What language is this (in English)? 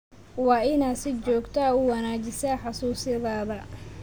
Somali